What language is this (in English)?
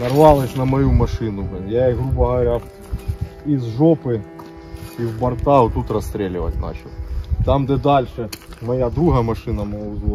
Ukrainian